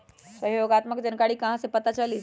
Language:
Magahi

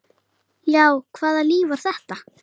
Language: Icelandic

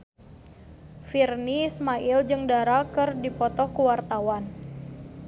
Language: Sundanese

